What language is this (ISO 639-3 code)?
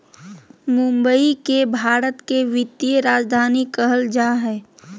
mag